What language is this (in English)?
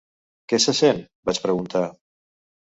Catalan